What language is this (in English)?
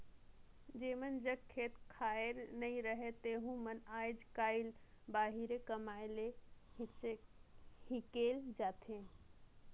Chhattisgarhi